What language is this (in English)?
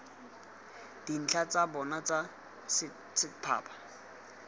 Tswana